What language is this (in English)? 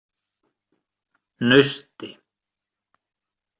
Icelandic